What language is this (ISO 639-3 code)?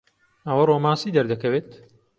ckb